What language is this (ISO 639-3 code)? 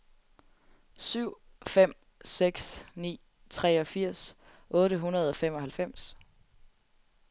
dan